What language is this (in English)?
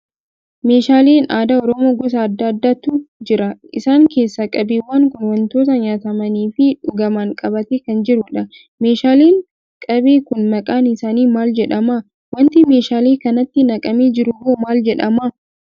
Oromo